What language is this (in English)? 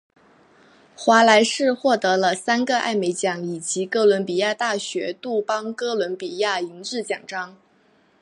Chinese